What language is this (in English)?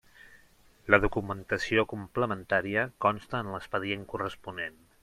Catalan